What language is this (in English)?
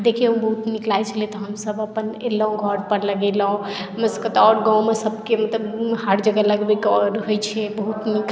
Maithili